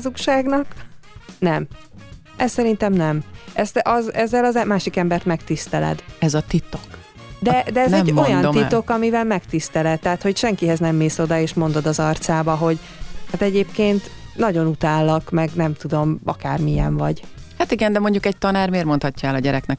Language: Hungarian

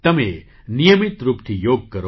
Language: Gujarati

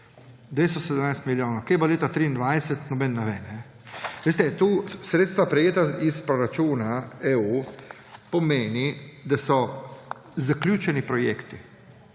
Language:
Slovenian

